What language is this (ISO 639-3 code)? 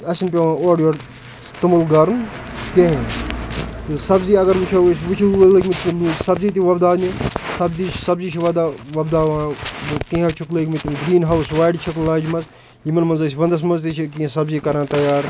kas